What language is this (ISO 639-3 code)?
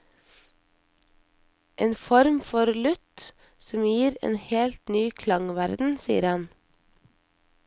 nor